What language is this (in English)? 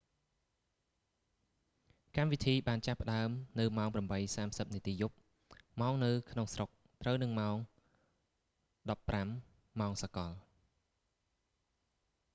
Khmer